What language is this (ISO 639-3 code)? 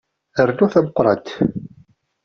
kab